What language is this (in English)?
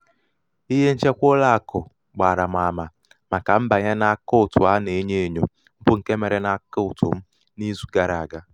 Igbo